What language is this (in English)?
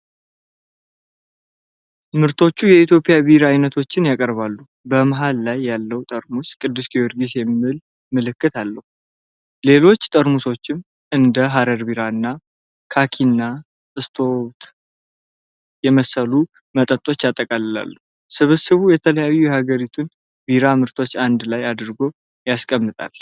Amharic